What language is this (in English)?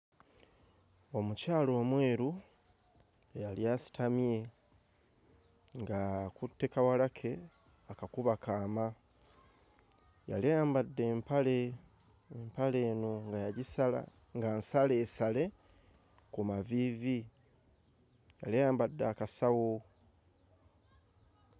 Ganda